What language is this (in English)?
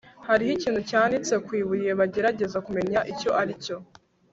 Kinyarwanda